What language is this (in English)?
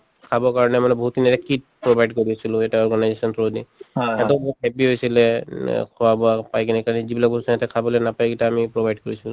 Assamese